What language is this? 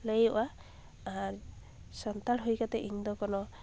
Santali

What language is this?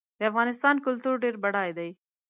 Pashto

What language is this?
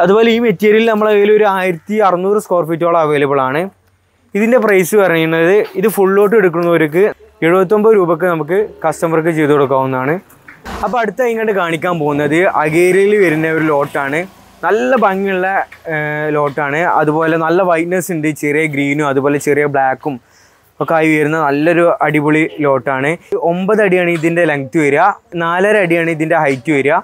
Malayalam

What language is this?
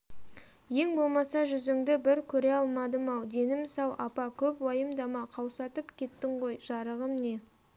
Kazakh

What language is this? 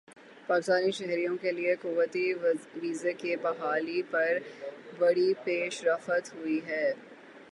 Urdu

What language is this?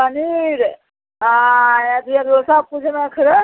Maithili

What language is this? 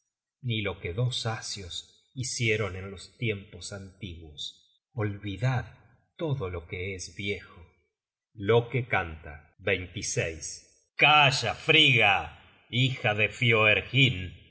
Spanish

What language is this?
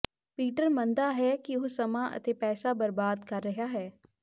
Punjabi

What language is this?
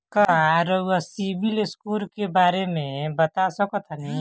Bhojpuri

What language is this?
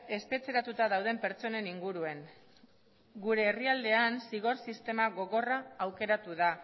Basque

